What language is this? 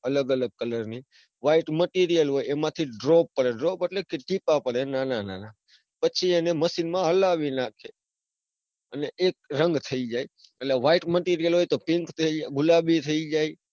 Gujarati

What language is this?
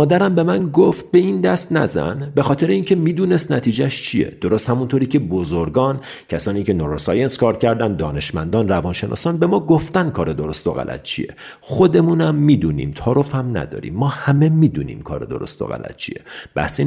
Persian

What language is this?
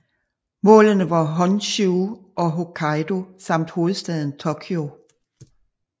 Danish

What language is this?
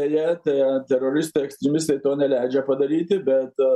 Lithuanian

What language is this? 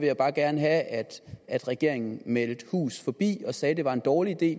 Danish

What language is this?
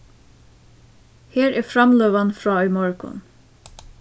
Faroese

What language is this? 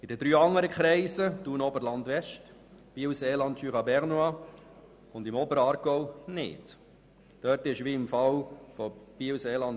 Swiss German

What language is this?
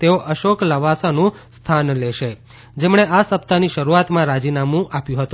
Gujarati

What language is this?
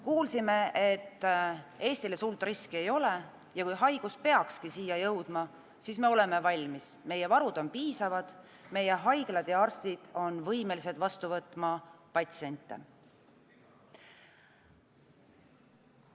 Estonian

